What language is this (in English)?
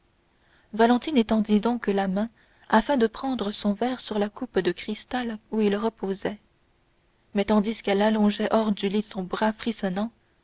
French